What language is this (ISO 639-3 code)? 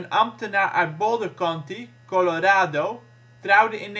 nld